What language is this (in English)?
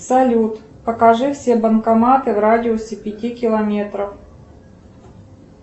Russian